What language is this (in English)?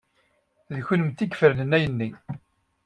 Kabyle